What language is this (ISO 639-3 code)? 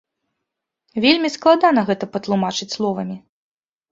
bel